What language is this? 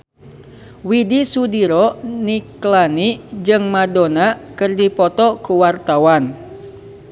Sundanese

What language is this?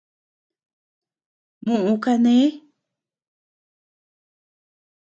Tepeuxila Cuicatec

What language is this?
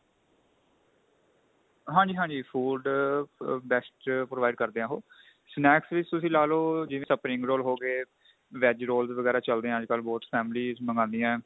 Punjabi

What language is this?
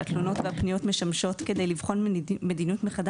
Hebrew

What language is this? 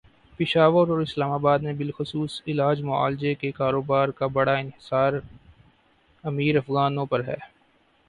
Urdu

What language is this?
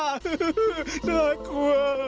Thai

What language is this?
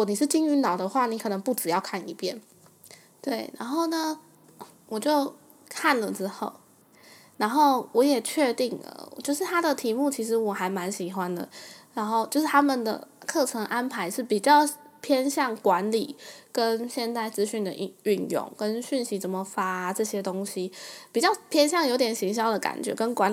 Chinese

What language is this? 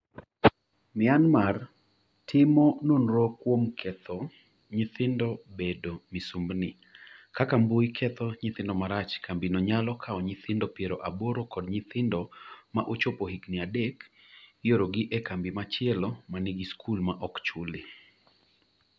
Luo (Kenya and Tanzania)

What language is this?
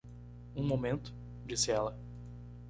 Portuguese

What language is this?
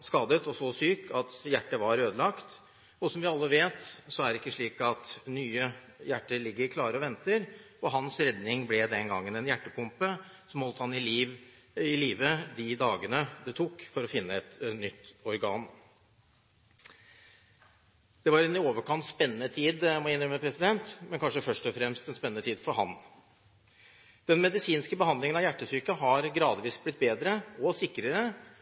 Norwegian Bokmål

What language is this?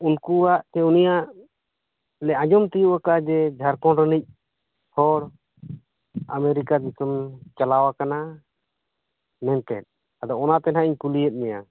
Santali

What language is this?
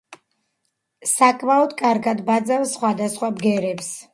Georgian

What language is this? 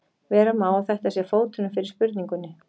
Icelandic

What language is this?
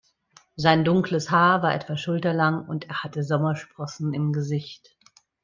German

